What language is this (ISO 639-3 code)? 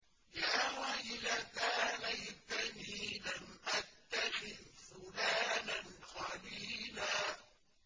ara